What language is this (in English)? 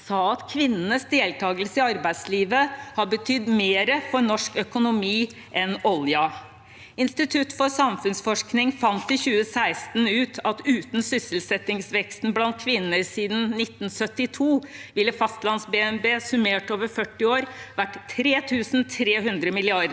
Norwegian